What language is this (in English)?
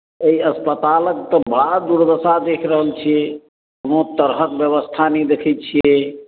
Maithili